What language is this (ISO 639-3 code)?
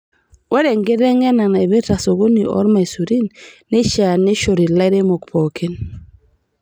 mas